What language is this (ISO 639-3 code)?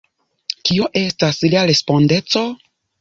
epo